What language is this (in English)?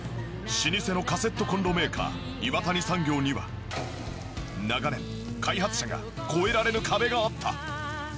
Japanese